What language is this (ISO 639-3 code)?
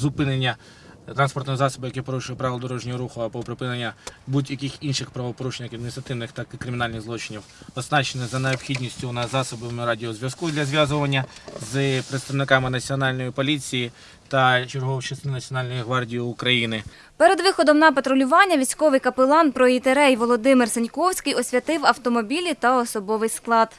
ukr